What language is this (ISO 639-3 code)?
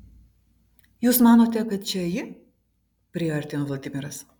lit